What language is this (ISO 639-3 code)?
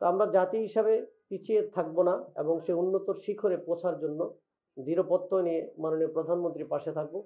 ara